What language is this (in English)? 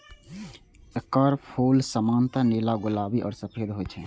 Maithili